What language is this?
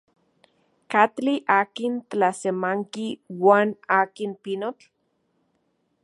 Central Puebla Nahuatl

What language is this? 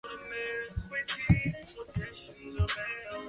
Chinese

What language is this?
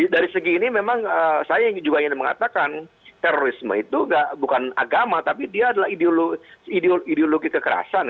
Indonesian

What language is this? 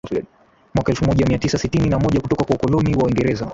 Swahili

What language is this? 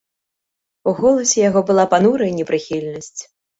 Belarusian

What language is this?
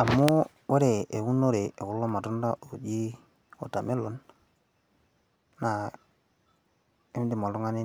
Masai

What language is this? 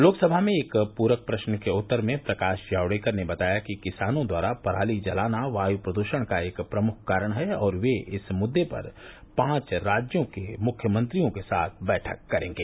Hindi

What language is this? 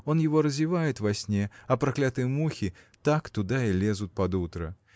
Russian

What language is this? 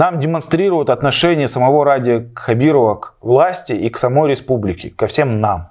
Russian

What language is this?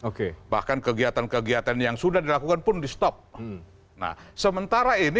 Indonesian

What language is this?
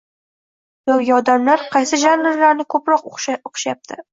Uzbek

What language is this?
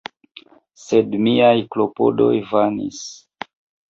Esperanto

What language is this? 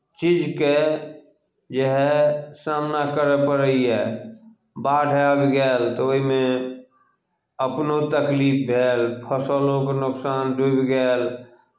Maithili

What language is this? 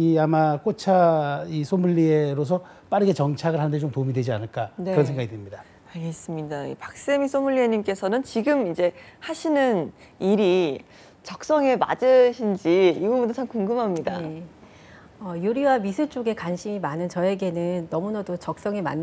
Korean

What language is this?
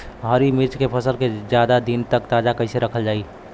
Bhojpuri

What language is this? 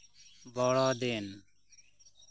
Santali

